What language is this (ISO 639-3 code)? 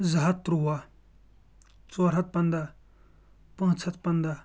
kas